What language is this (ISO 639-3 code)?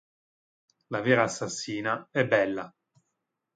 ita